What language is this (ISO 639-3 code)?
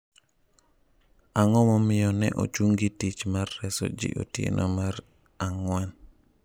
luo